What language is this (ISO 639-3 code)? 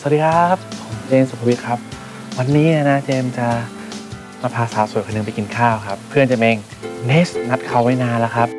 tha